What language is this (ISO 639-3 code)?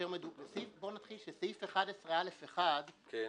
heb